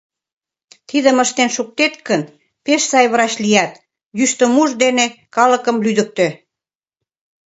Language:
Mari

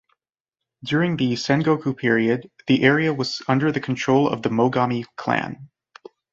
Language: English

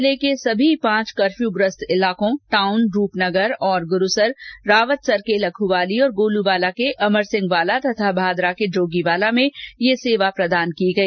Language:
Hindi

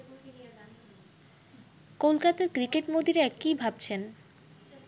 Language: Bangla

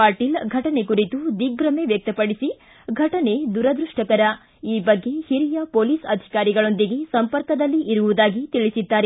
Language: Kannada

